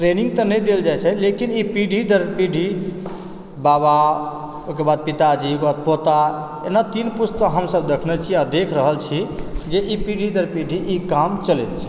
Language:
Maithili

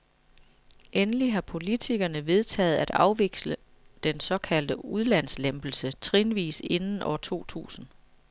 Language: Danish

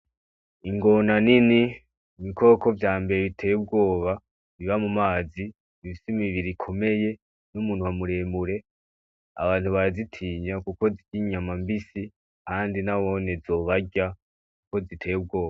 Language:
Rundi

